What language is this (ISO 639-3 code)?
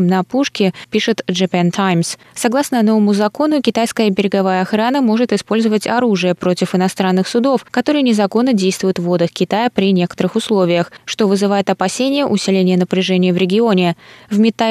rus